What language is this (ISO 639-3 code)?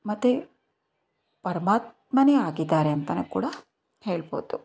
kan